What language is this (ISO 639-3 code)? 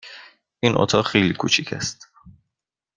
fas